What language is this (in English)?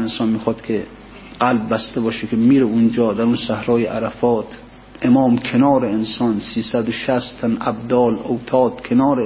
Persian